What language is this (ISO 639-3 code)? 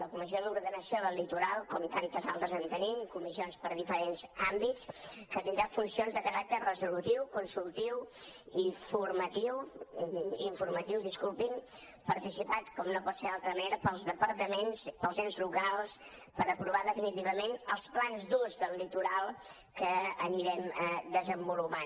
cat